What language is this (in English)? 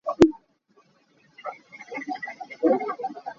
Hakha Chin